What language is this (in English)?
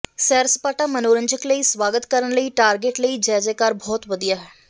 Punjabi